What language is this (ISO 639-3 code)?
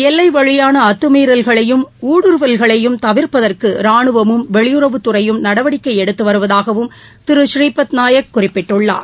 tam